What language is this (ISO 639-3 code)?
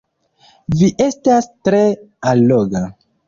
epo